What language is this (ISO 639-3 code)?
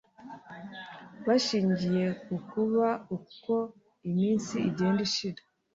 kin